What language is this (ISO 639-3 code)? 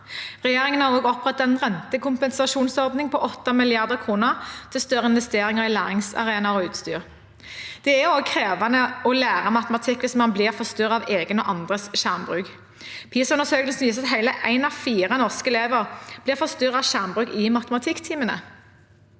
nor